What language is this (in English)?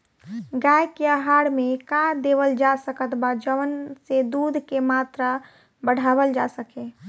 Bhojpuri